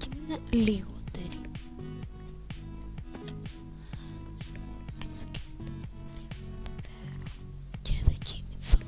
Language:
Greek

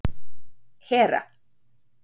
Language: Icelandic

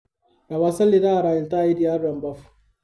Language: Masai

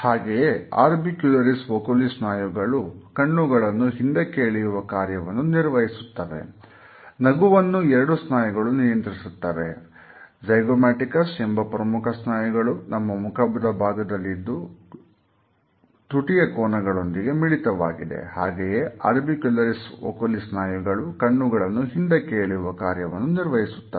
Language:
Kannada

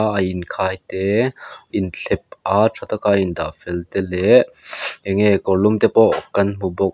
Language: Mizo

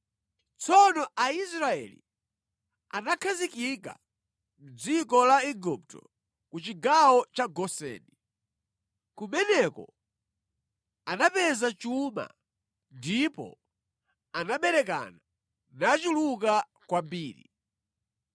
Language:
Nyanja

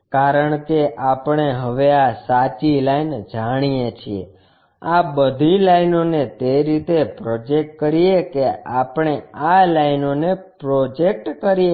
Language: Gujarati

